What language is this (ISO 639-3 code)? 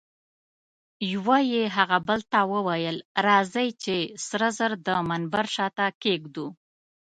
pus